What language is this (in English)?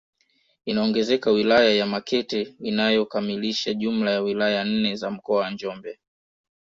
Swahili